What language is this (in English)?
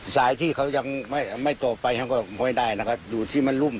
Thai